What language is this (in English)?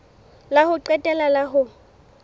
Southern Sotho